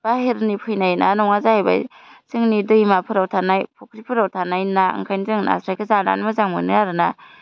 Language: Bodo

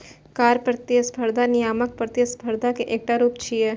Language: Maithili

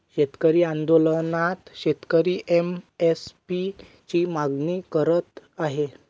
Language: Marathi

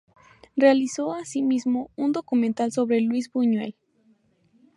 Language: Spanish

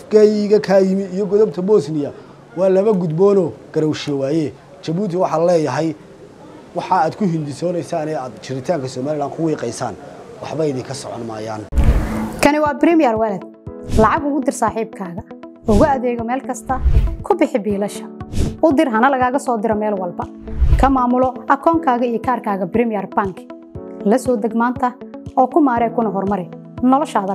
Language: Arabic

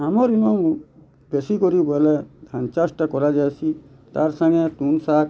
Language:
Odia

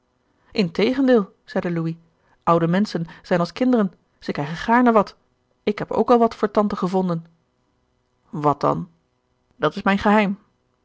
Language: Dutch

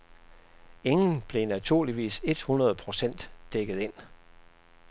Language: Danish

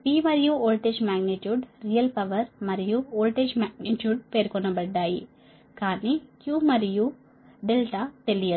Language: Telugu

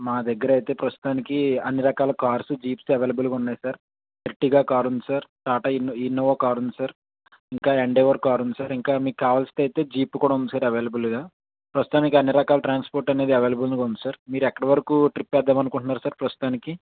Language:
Telugu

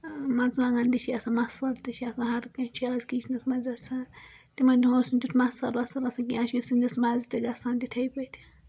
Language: Kashmiri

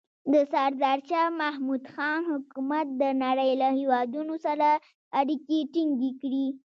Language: Pashto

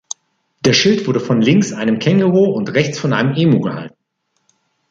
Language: German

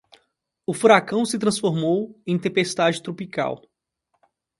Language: Portuguese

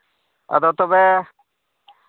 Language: Santali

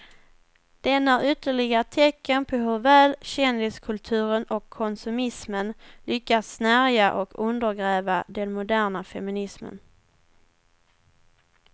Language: Swedish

